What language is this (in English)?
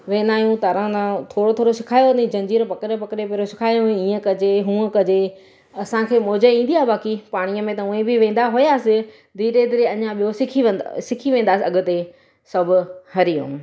Sindhi